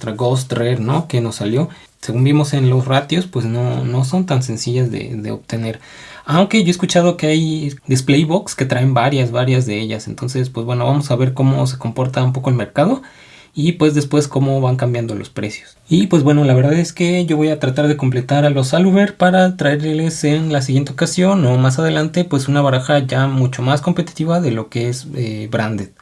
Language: Spanish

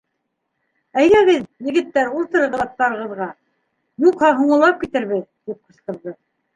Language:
Bashkir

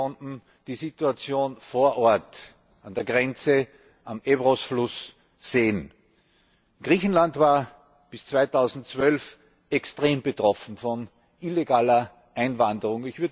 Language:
German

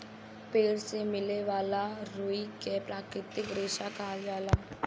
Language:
Bhojpuri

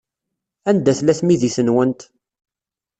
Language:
Kabyle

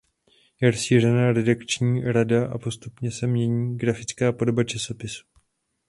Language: Czech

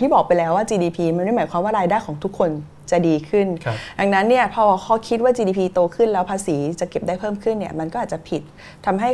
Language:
Thai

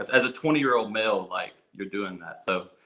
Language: English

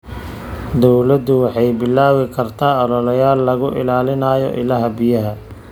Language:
Somali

